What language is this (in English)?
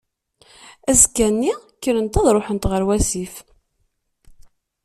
Kabyle